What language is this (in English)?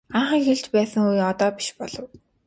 Mongolian